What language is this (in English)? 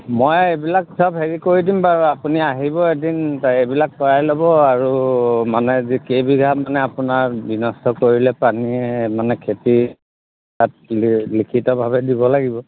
Assamese